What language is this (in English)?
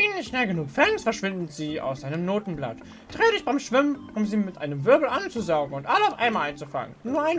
German